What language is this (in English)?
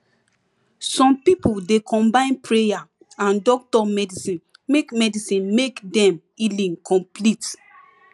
Nigerian Pidgin